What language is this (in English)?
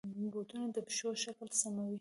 Pashto